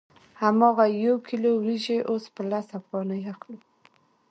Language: Pashto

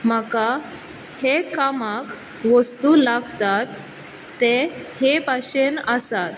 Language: Konkani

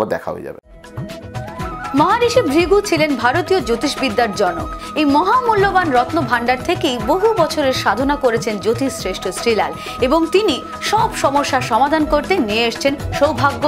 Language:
Hindi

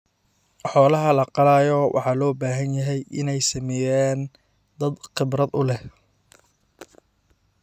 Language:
Somali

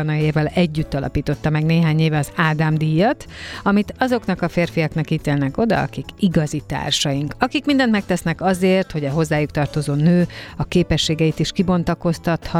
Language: Hungarian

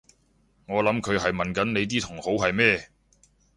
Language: Cantonese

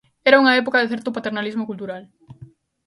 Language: Galician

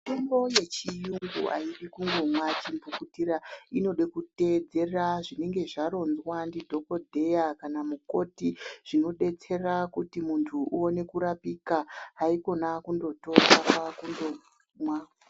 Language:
Ndau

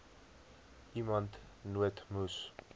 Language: Afrikaans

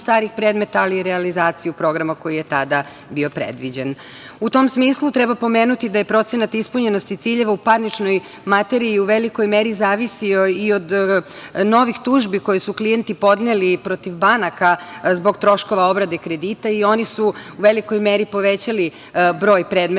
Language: Serbian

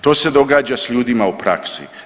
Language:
Croatian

